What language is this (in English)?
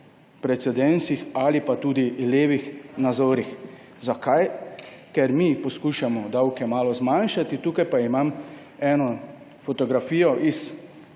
Slovenian